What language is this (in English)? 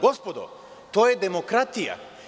Serbian